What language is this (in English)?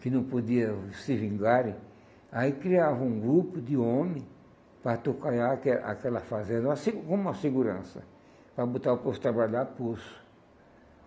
Portuguese